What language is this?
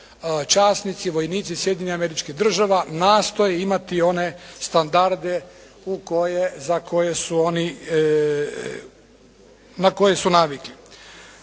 Croatian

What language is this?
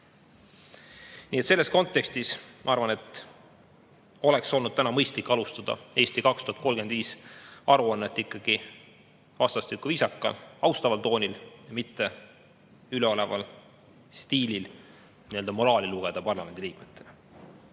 Estonian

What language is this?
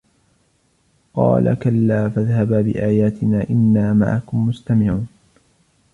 Arabic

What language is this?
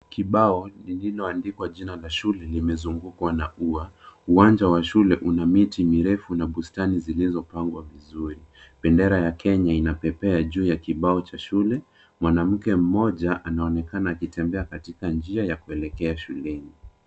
Swahili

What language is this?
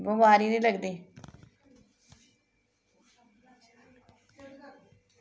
Dogri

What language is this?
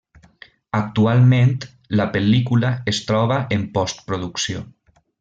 Catalan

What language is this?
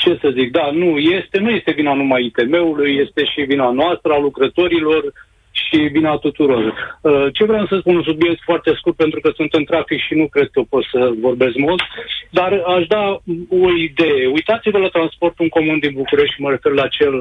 Romanian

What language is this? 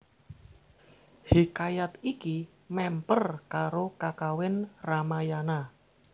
Javanese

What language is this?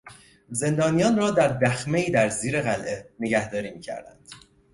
Persian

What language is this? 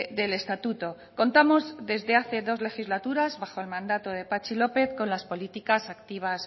Spanish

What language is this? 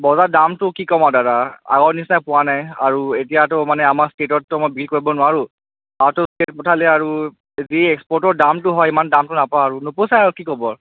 Assamese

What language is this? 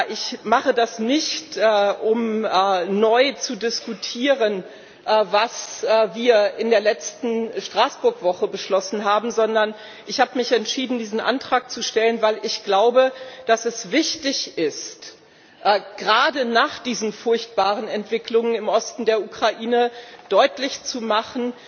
German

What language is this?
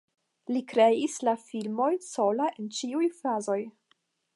Esperanto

